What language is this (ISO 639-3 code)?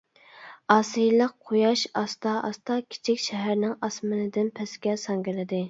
uig